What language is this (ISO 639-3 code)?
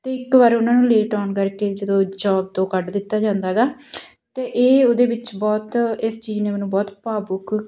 pan